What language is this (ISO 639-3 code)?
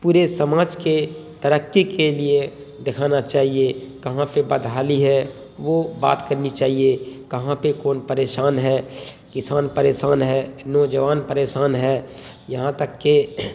urd